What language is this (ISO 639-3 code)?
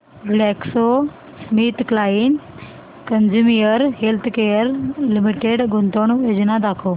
mar